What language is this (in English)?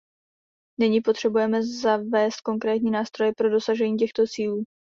Czech